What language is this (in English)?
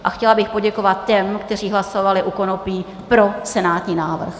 Czech